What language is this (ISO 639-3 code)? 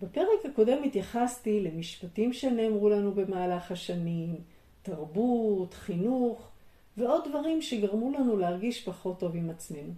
heb